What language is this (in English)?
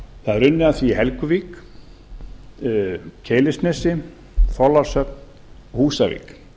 Icelandic